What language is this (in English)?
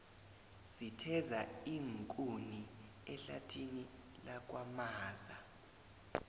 South Ndebele